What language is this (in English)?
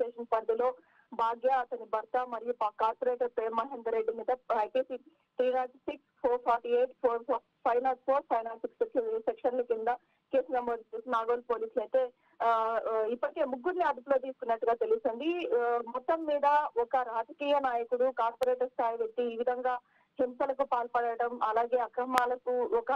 Telugu